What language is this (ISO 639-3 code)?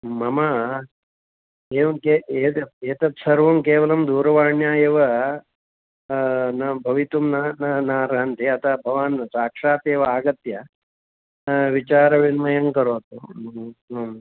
san